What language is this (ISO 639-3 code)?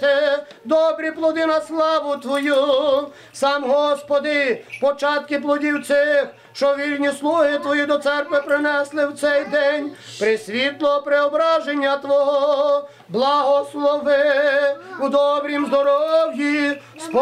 ukr